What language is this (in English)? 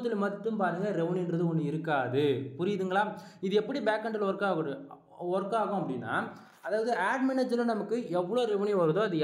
Tamil